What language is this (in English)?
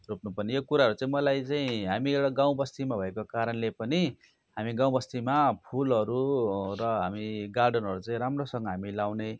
Nepali